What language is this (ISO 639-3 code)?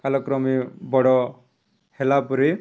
ori